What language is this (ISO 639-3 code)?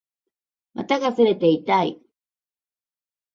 jpn